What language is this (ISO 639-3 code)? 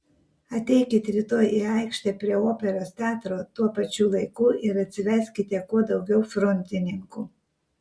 lit